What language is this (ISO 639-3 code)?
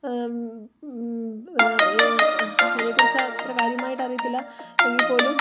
mal